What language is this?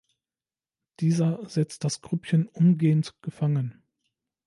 German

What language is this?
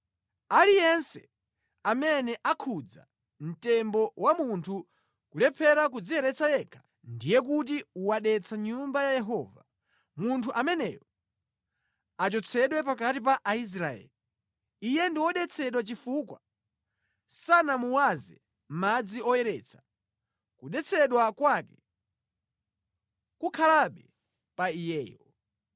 Nyanja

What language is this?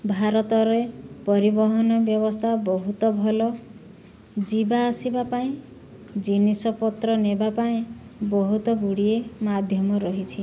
Odia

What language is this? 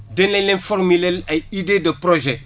Wolof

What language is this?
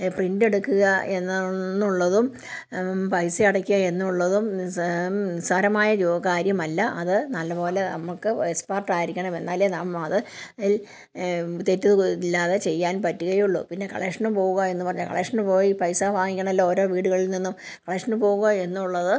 Malayalam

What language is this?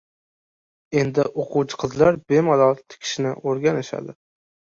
Uzbek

